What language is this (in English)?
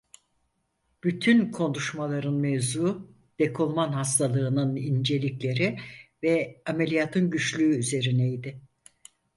Turkish